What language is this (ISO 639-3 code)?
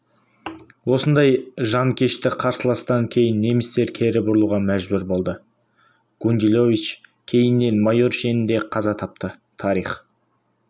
kaz